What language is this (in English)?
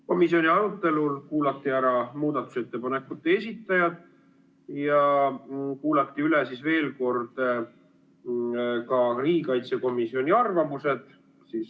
Estonian